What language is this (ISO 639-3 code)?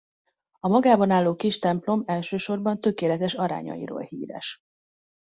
hun